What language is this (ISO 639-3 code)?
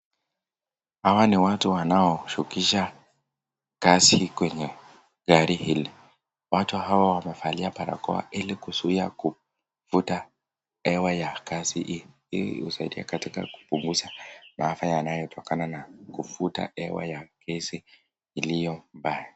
swa